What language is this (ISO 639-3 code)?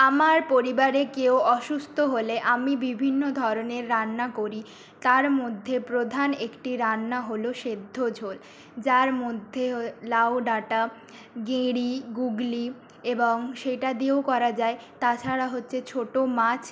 ben